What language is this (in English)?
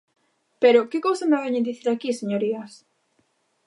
Galician